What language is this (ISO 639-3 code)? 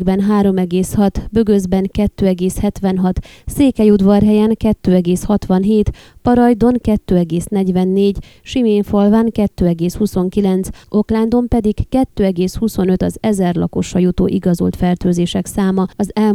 hun